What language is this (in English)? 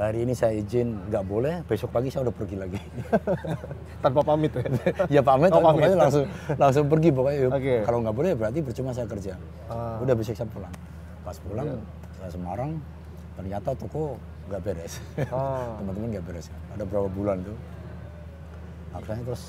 Indonesian